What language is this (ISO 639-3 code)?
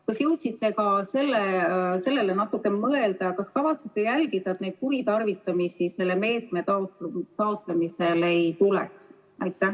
est